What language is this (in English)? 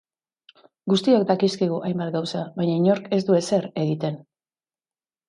Basque